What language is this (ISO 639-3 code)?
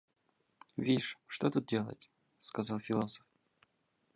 rus